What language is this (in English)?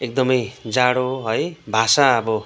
Nepali